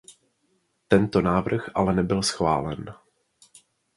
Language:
Czech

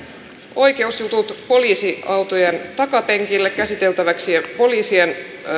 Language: Finnish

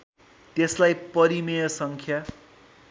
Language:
Nepali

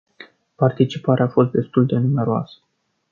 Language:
Romanian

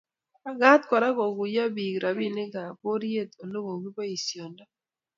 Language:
Kalenjin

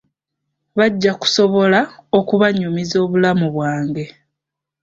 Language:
Ganda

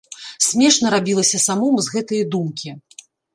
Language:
Belarusian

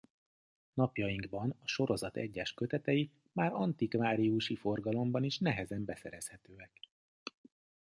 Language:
Hungarian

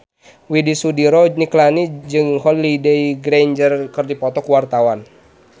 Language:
Sundanese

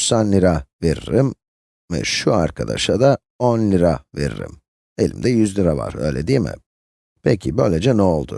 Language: Turkish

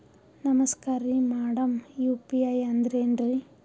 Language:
Kannada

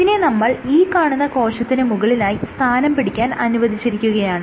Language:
Malayalam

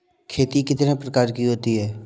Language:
Hindi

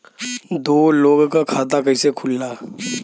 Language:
Bhojpuri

